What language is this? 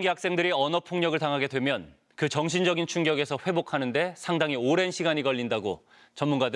Korean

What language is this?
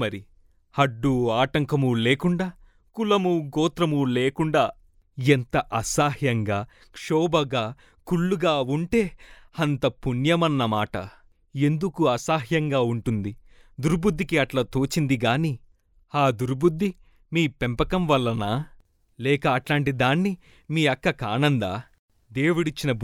Telugu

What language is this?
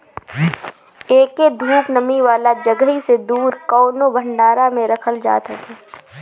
Bhojpuri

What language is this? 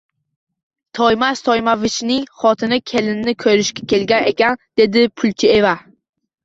Uzbek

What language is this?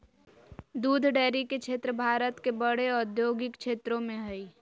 Magahi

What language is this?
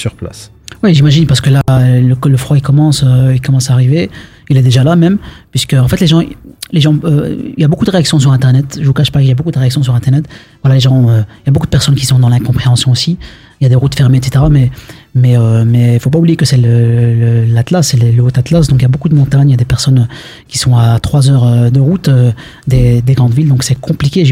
French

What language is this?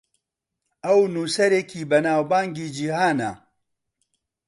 Central Kurdish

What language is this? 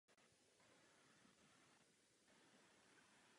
Czech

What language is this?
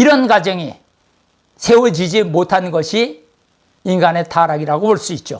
Korean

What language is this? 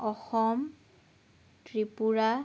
Assamese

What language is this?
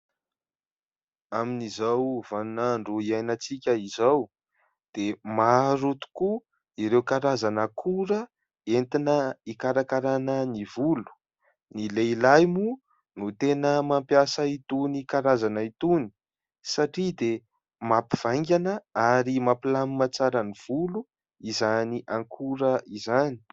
Malagasy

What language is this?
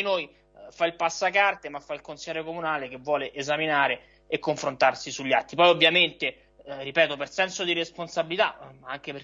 Italian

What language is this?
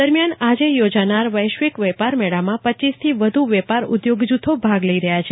Gujarati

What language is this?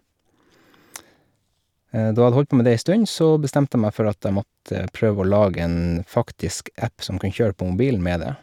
Norwegian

